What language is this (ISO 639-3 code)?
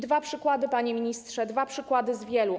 pol